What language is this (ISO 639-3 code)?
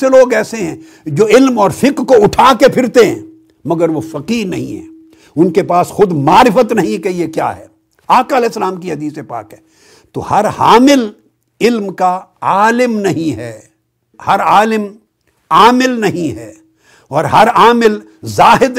urd